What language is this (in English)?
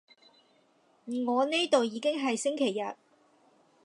Cantonese